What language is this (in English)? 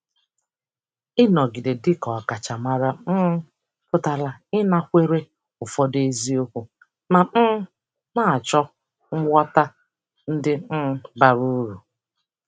Igbo